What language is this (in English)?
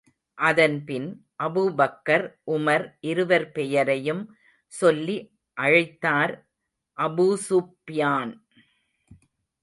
Tamil